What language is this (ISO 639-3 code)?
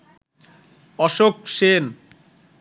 ben